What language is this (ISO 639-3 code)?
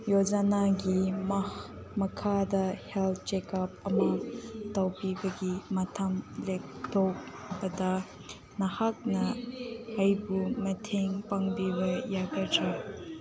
mni